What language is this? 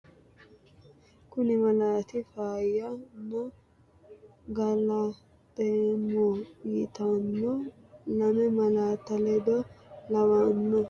Sidamo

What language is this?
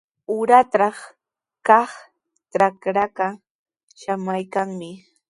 Sihuas Ancash Quechua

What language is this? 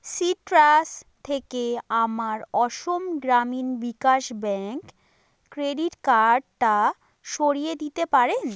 Bangla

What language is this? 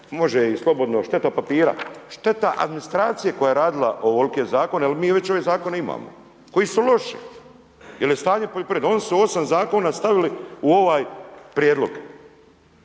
Croatian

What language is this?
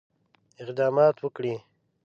Pashto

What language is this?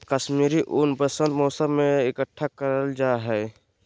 Magahi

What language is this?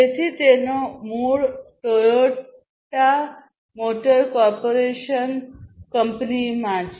Gujarati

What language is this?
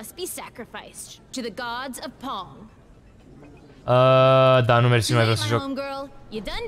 Romanian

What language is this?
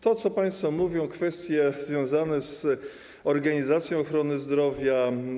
Polish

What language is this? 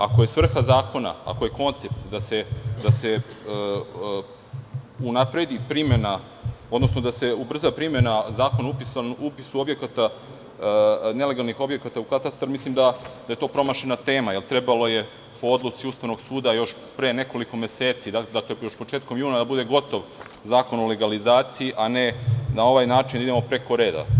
Serbian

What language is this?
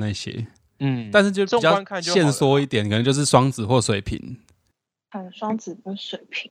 Chinese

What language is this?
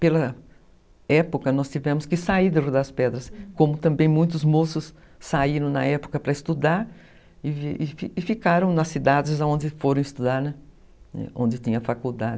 Portuguese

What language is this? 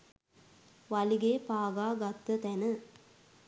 Sinhala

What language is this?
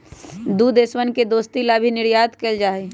Magahi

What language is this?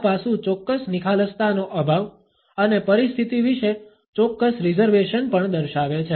Gujarati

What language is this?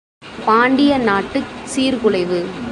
Tamil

